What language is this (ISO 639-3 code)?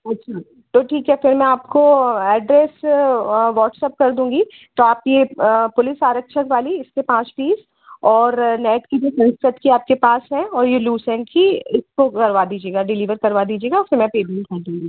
hin